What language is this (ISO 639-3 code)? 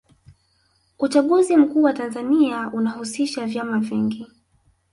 swa